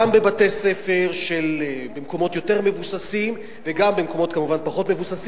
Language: Hebrew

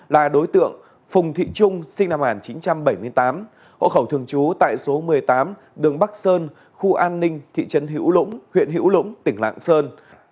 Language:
Vietnamese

